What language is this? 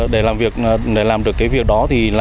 Vietnamese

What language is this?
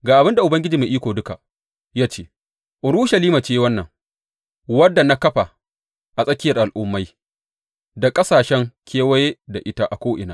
Hausa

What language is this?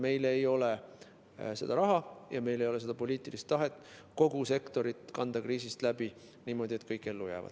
Estonian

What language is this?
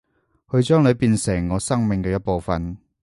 Cantonese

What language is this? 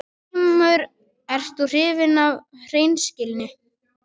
Icelandic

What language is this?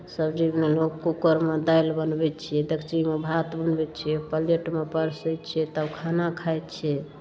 Maithili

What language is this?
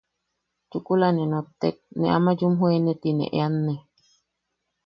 Yaqui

